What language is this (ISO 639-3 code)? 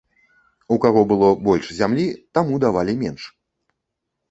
bel